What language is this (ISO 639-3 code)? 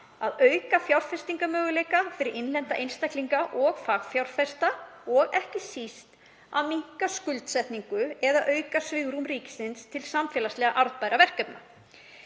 isl